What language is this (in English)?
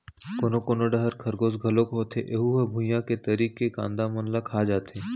Chhattisgarhi